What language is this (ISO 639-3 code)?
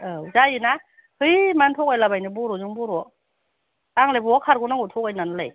brx